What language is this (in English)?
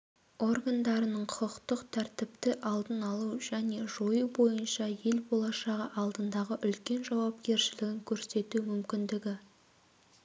Kazakh